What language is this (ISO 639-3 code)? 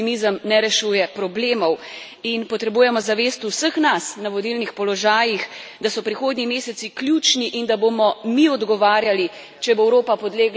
slv